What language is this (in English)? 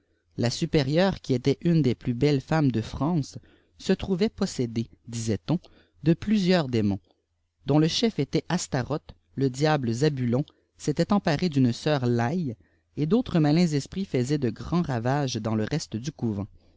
French